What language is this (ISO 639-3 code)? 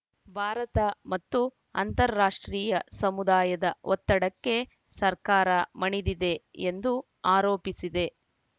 kan